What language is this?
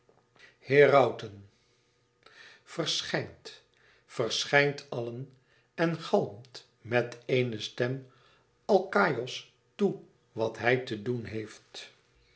Dutch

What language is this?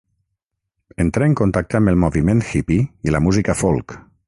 Catalan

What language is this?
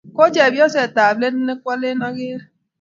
Kalenjin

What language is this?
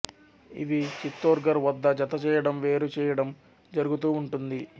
Telugu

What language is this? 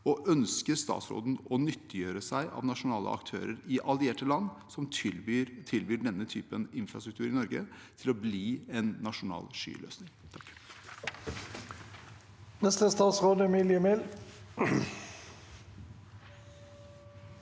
Norwegian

